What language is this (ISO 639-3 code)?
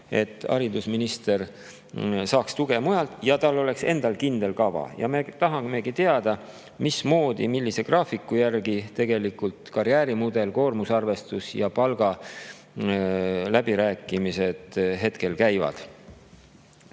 est